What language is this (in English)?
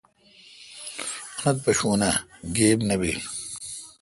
Kalkoti